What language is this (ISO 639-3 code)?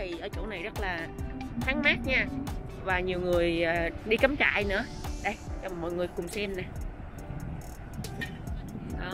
vie